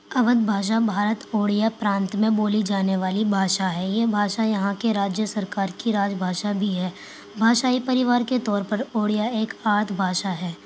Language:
Urdu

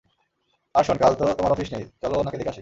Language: Bangla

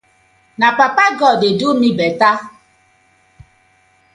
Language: Nigerian Pidgin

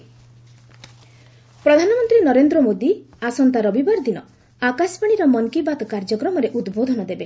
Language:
Odia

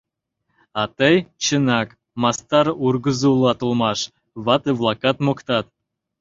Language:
Mari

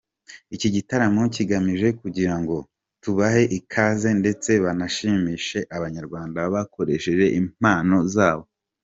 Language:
Kinyarwanda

